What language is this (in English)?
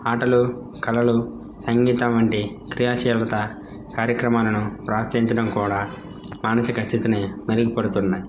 Telugu